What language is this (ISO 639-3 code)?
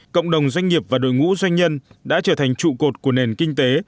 vie